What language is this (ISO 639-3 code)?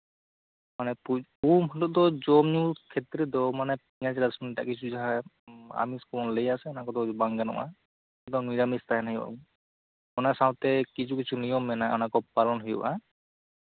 sat